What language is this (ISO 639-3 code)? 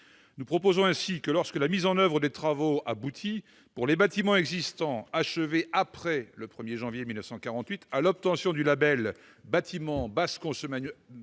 fra